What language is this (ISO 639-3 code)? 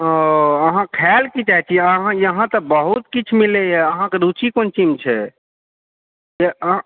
mai